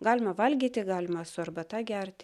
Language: Lithuanian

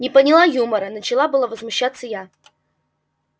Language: Russian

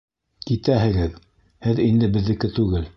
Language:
Bashkir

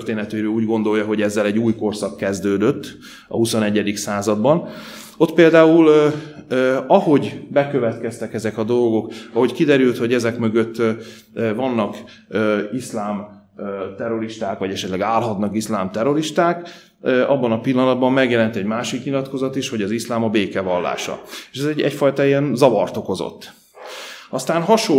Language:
Hungarian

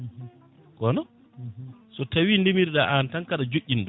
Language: Fula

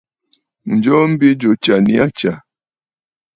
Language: Bafut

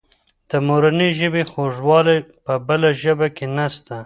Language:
Pashto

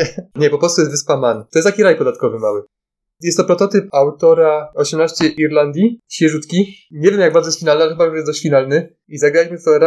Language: Polish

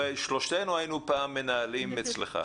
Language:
Hebrew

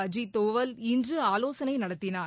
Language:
Tamil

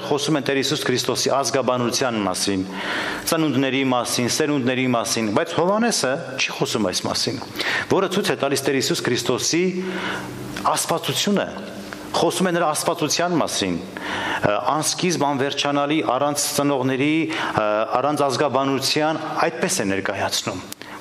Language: Romanian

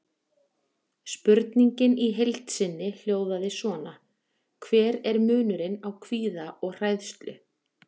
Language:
Icelandic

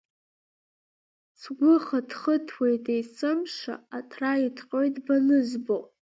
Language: Abkhazian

